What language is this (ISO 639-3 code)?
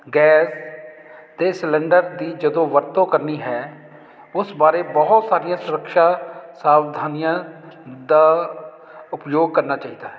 pan